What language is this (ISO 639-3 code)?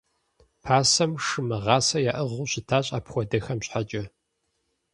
kbd